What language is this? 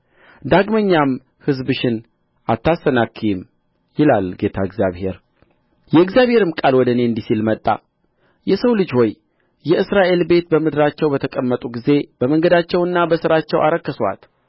Amharic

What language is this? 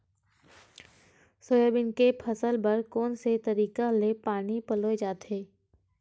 Chhattisgarhi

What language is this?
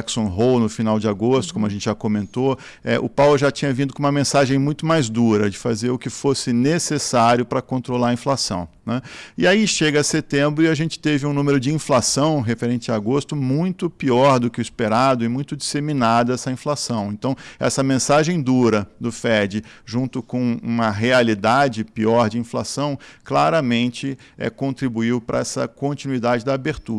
Portuguese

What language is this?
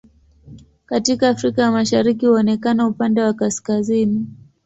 Swahili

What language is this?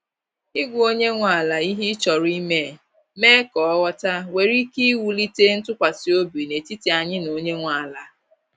Igbo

